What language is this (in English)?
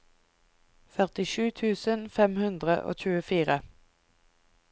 Norwegian